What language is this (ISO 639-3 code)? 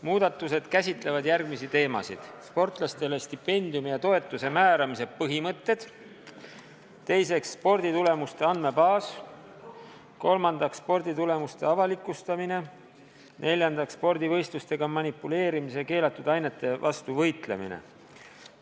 est